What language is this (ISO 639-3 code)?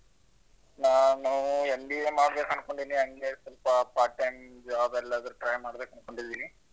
kan